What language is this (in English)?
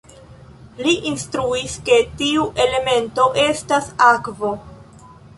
Esperanto